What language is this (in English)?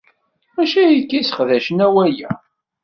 Kabyle